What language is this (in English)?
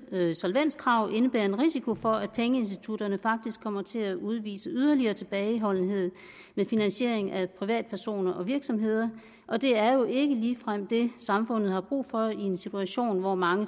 Danish